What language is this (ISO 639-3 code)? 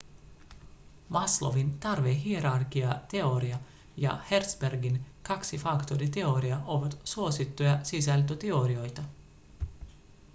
fin